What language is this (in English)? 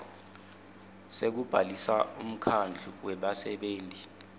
Swati